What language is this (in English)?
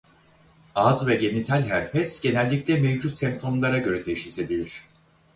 Turkish